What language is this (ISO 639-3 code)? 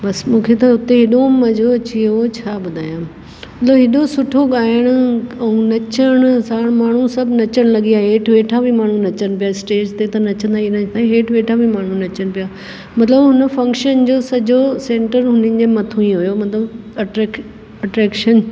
snd